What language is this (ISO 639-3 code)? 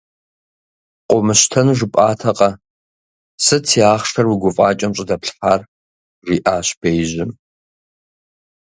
kbd